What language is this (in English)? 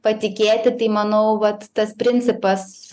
Lithuanian